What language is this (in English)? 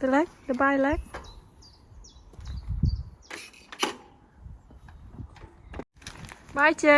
Vietnamese